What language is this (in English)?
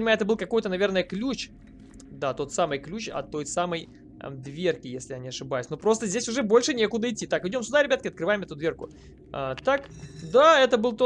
Russian